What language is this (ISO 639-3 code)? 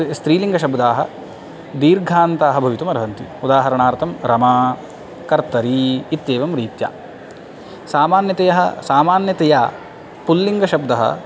san